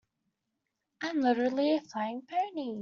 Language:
English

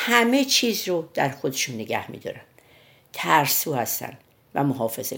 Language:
Persian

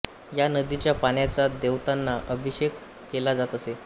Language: Marathi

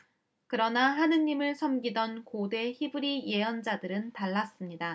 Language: Korean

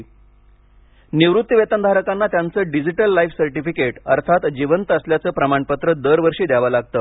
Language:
Marathi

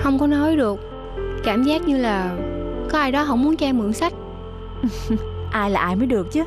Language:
Vietnamese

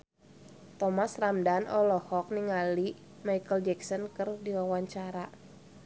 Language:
Sundanese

